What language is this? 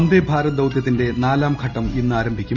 Malayalam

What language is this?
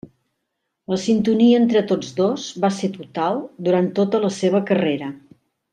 Catalan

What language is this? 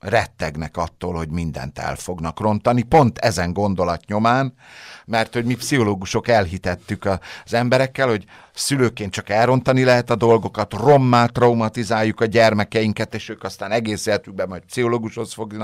Hungarian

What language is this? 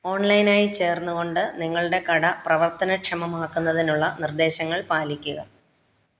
Malayalam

